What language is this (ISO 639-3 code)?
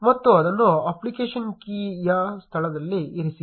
kan